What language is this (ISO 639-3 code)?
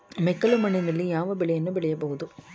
kan